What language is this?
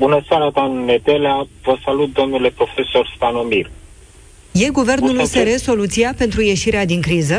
Romanian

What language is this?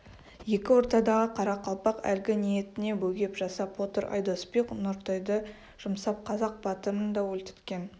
Kazakh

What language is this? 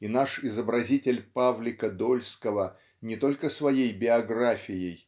Russian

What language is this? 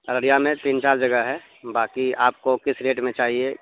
Urdu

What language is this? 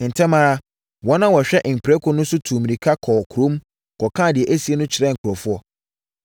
Akan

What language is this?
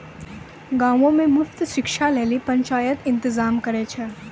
Maithili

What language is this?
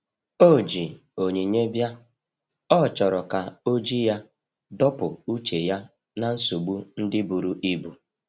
Igbo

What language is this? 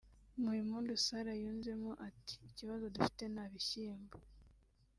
Kinyarwanda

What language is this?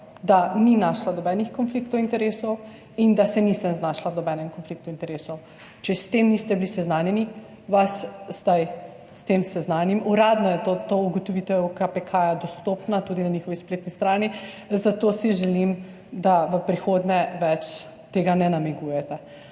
Slovenian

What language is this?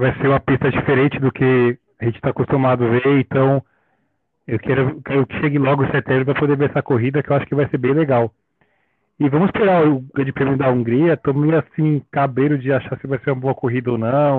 Portuguese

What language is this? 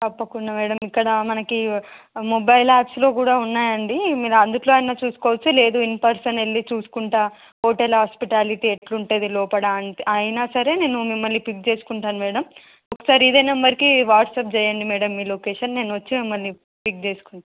Telugu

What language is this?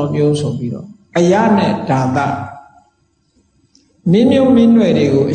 Vietnamese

